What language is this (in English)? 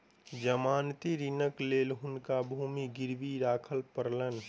Maithili